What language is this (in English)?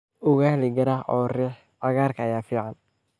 Somali